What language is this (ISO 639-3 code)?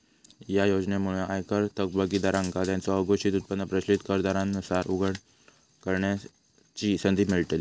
mar